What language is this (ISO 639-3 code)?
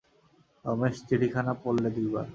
ben